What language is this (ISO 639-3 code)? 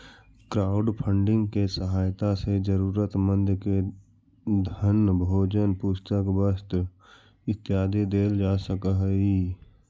mag